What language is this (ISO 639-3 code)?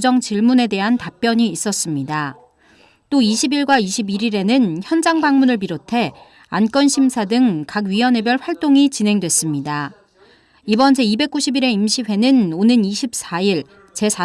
kor